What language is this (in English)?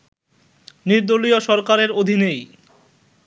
Bangla